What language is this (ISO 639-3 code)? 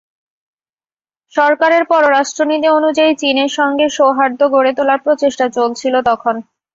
ben